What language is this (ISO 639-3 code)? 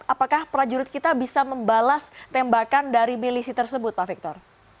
ind